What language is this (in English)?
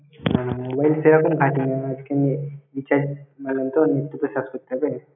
Bangla